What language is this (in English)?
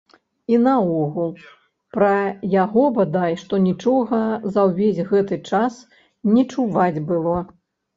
Belarusian